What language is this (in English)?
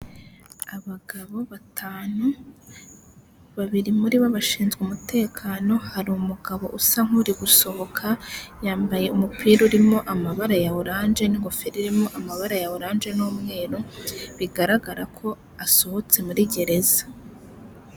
Kinyarwanda